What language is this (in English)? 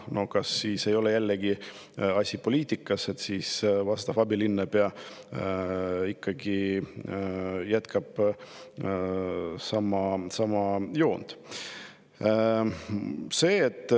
Estonian